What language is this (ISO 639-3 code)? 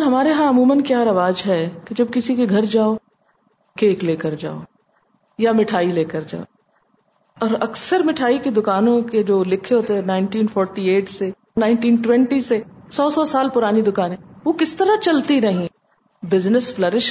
urd